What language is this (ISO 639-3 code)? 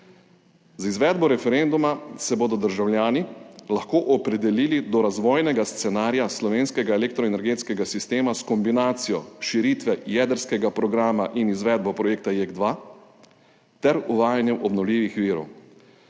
slv